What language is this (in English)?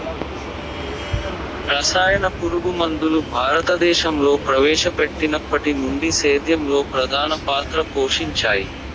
Telugu